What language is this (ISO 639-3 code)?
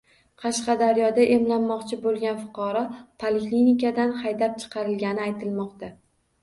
uzb